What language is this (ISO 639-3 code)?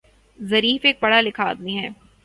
urd